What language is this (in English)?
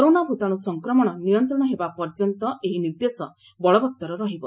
Odia